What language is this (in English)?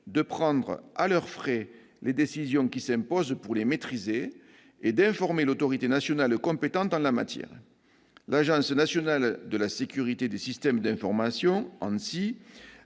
French